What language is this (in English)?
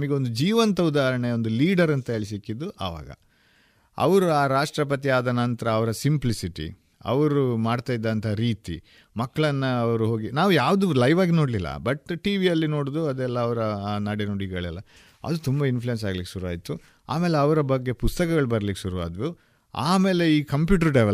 Kannada